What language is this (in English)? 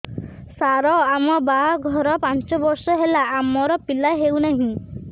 Odia